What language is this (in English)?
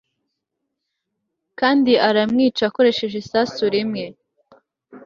Kinyarwanda